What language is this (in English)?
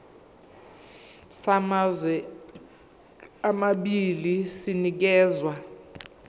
Zulu